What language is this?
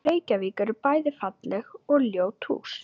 Icelandic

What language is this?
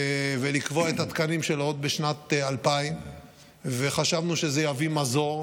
Hebrew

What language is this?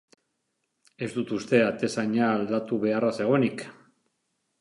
Basque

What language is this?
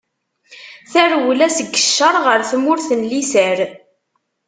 Kabyle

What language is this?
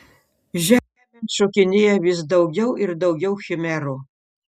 Lithuanian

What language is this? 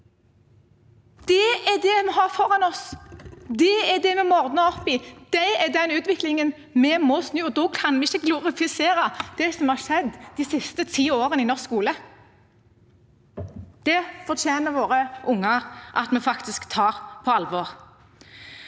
Norwegian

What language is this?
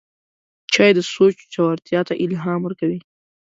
Pashto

